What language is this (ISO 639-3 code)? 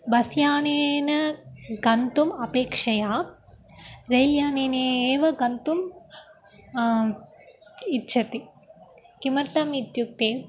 san